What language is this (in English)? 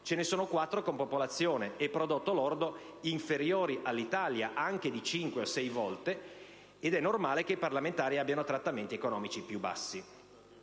Italian